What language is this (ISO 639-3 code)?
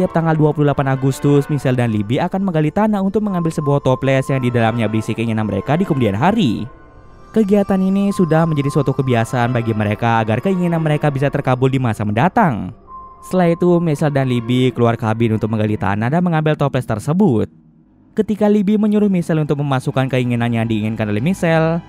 ind